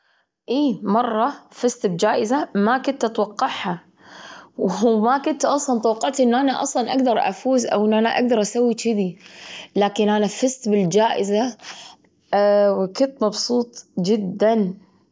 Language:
Gulf Arabic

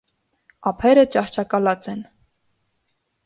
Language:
Armenian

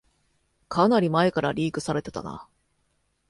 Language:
Japanese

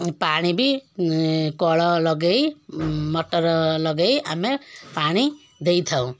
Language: Odia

